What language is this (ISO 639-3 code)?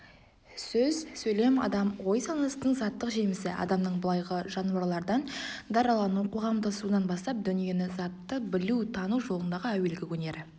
kaz